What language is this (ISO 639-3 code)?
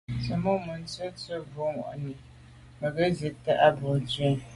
byv